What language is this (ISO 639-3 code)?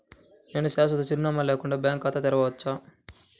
tel